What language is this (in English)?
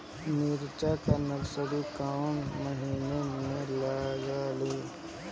Bhojpuri